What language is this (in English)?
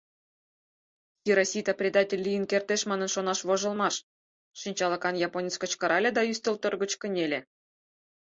Mari